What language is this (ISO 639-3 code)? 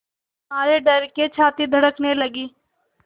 hin